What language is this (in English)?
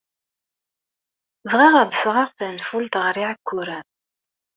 Kabyle